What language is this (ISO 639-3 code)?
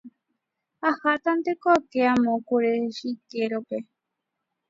grn